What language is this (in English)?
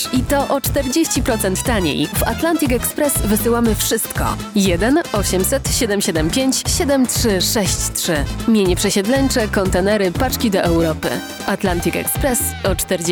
Polish